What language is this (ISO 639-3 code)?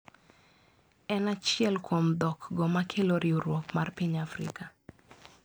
luo